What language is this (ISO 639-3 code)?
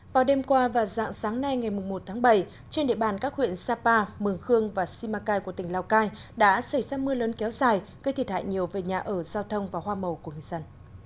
vie